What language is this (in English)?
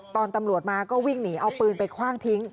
Thai